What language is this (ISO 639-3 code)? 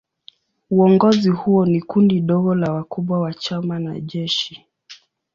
swa